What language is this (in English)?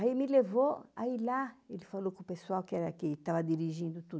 Portuguese